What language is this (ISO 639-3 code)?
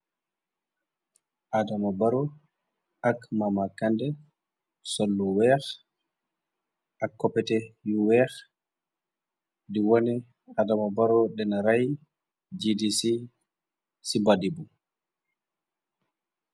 wol